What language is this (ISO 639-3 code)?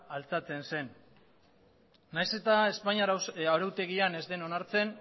eus